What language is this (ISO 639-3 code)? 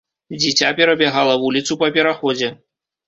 bel